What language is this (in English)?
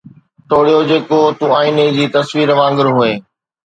Sindhi